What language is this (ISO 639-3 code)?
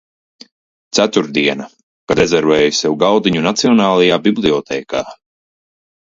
lav